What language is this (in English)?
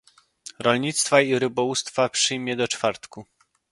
Polish